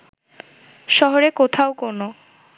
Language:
Bangla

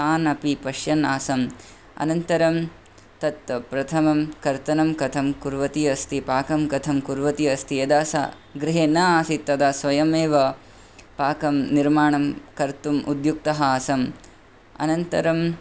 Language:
Sanskrit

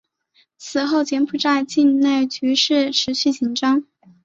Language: Chinese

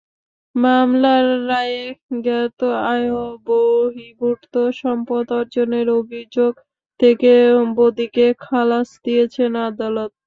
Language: Bangla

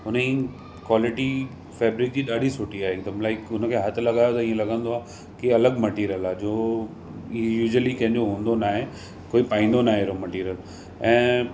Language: Sindhi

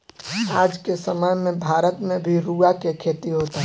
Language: Bhojpuri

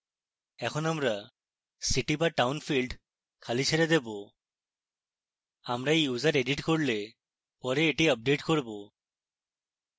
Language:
Bangla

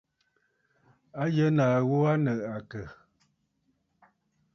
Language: Bafut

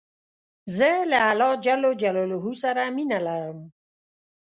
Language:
Pashto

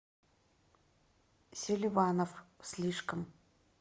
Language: Russian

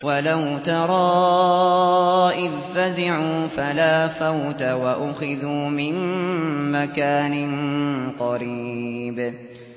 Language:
Arabic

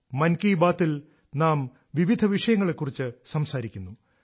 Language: Malayalam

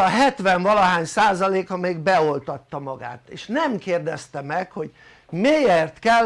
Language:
Hungarian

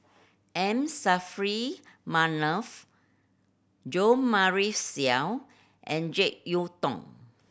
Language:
English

